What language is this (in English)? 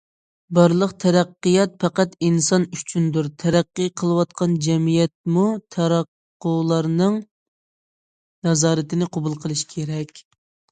Uyghur